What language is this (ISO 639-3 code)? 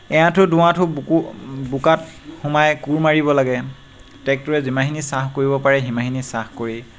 asm